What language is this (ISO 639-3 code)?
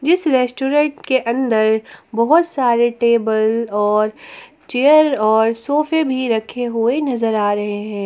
hin